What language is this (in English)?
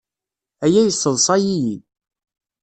Kabyle